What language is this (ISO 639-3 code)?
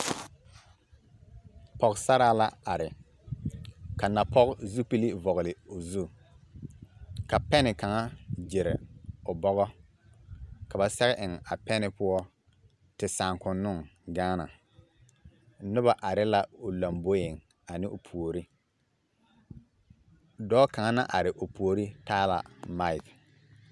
dga